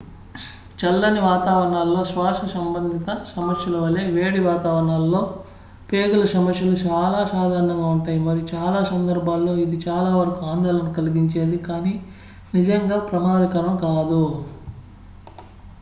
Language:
Telugu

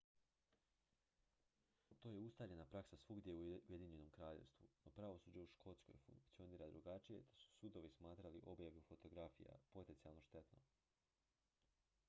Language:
Croatian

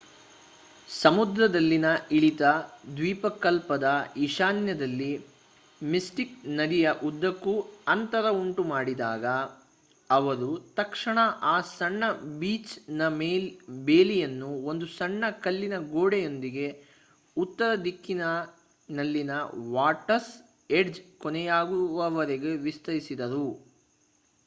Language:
Kannada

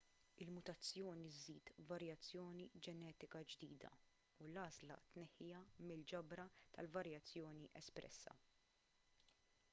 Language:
Maltese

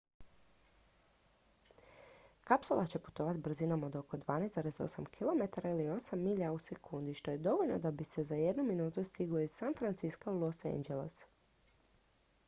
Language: Croatian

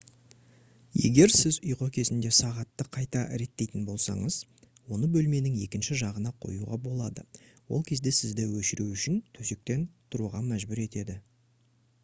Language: Kazakh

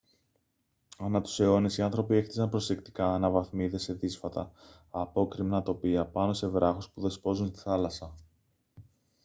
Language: Greek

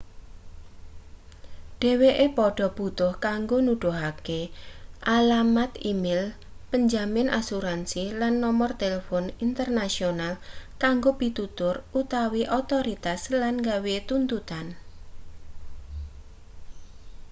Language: Javanese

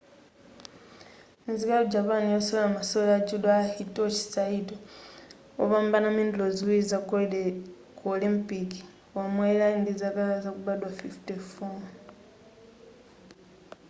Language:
Nyanja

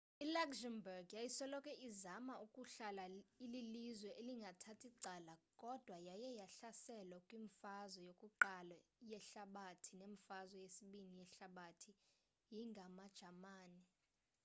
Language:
Xhosa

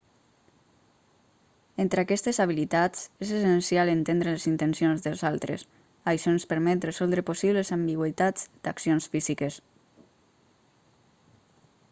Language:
Catalan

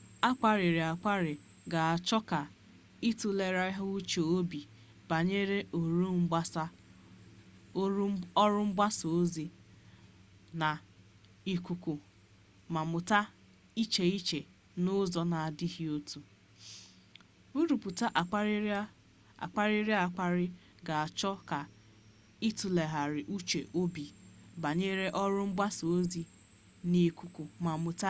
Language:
Igbo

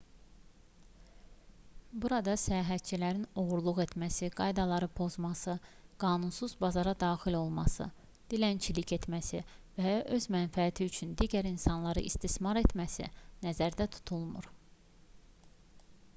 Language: Azerbaijani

